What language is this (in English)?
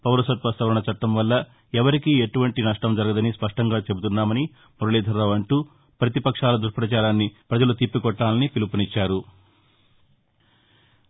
Telugu